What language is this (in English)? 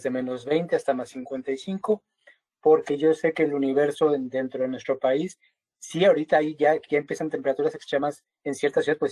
Spanish